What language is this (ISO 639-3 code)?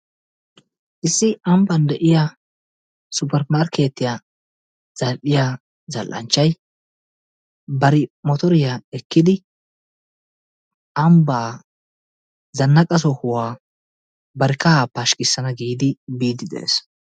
wal